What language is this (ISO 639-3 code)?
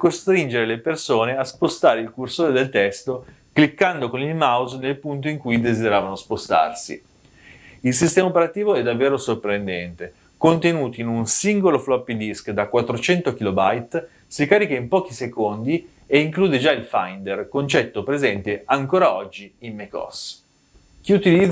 ita